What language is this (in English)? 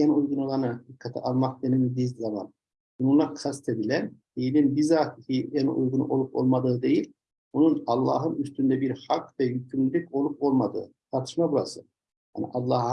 Turkish